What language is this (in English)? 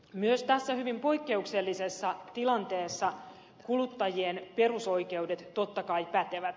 Finnish